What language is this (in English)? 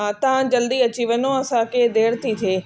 Sindhi